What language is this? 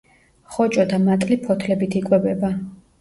Georgian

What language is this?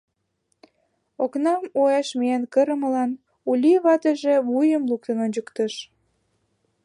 Mari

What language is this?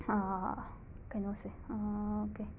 Manipuri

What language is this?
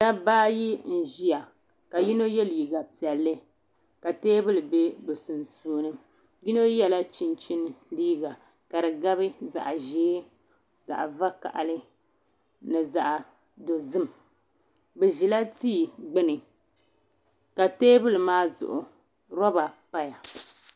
Dagbani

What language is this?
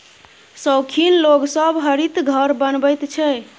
Maithili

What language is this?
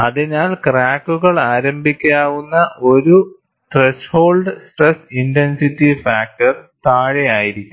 Malayalam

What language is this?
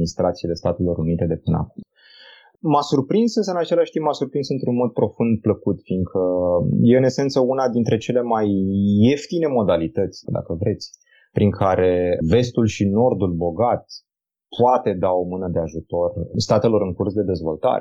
Romanian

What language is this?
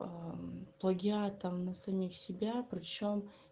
Russian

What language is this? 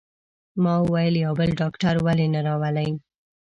Pashto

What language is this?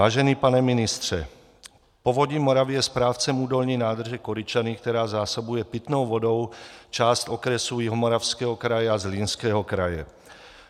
Czech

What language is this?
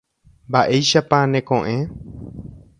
Guarani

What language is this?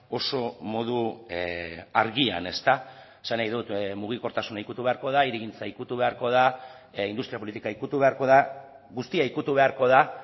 Basque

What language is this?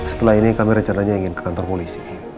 Indonesian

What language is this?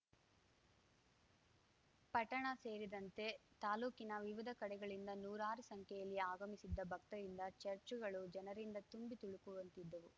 Kannada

